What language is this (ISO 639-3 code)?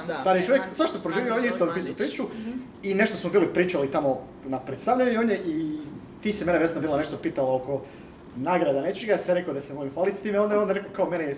hrv